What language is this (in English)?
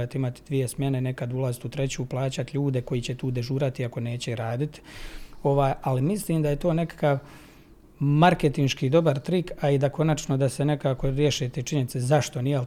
Croatian